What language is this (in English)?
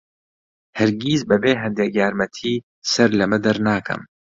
Central Kurdish